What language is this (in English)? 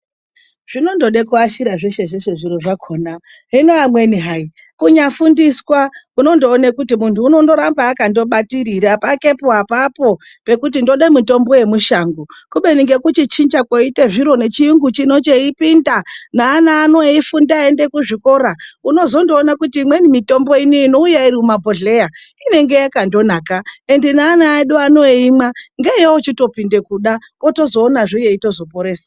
Ndau